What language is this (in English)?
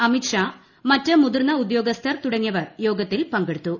Malayalam